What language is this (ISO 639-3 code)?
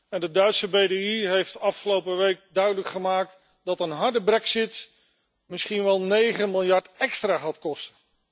nld